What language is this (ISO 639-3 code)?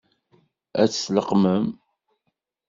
kab